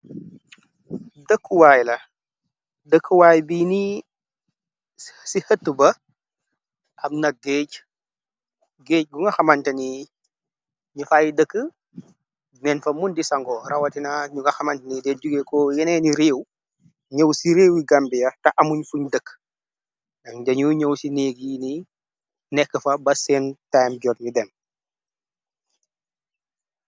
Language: Wolof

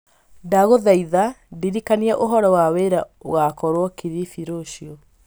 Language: Kikuyu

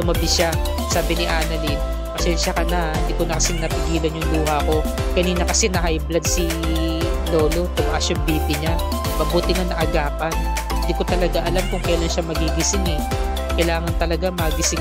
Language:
Filipino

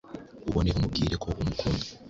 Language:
Kinyarwanda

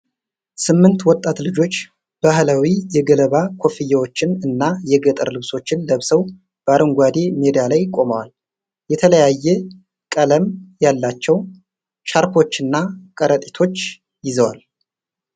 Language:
Amharic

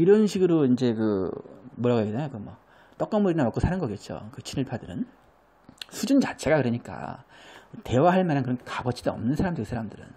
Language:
Korean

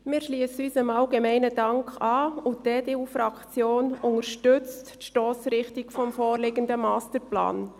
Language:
Swiss German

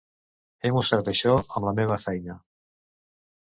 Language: Catalan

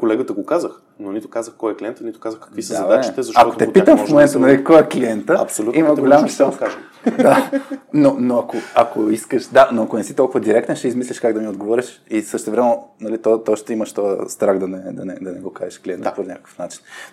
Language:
Bulgarian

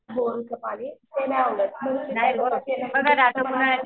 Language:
Marathi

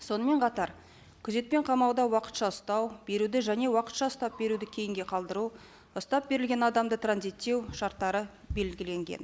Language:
Kazakh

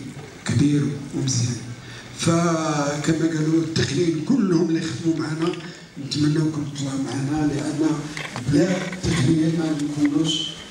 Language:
Arabic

